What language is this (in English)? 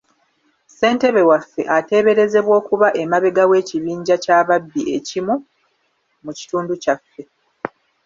Ganda